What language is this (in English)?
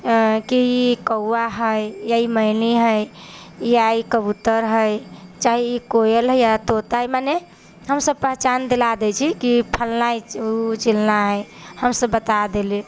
Maithili